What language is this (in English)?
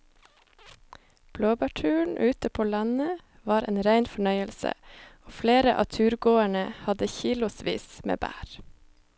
Norwegian